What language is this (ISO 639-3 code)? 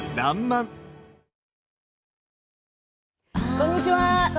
jpn